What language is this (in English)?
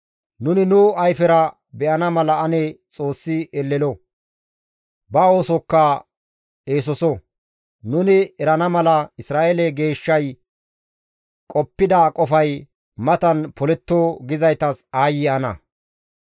Gamo